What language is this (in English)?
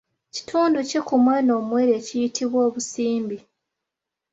Ganda